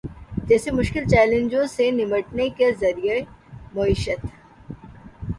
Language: Urdu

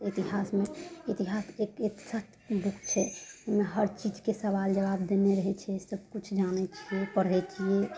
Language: Maithili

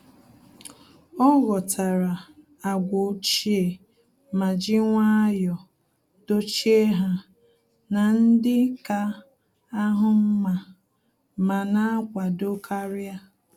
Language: Igbo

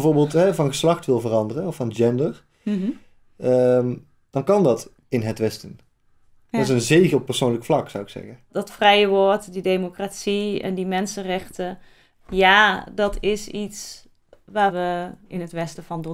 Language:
Dutch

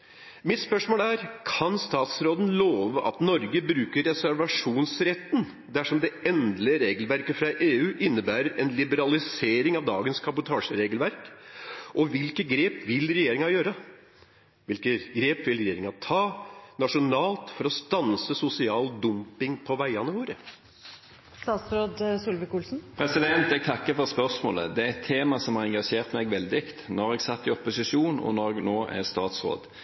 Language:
Norwegian Bokmål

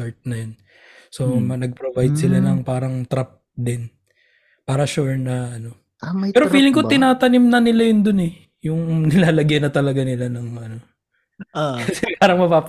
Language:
Filipino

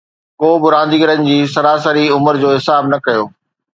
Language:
Sindhi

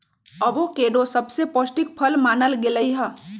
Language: Magahi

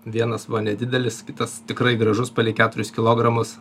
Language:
Lithuanian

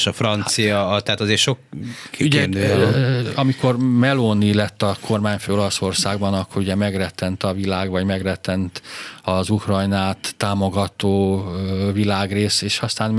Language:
Hungarian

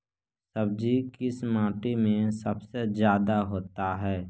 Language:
Magahi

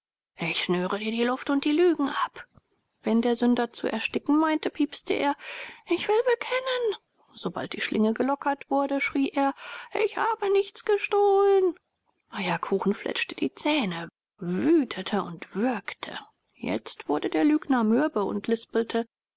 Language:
German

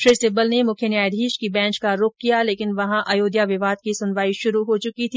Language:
Hindi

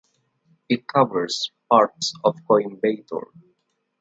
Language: English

